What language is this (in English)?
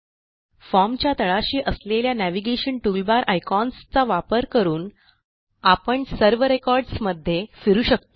Marathi